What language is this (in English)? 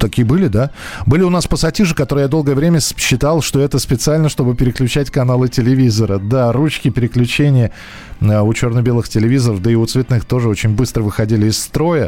Russian